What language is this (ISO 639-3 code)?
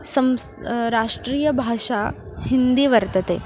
san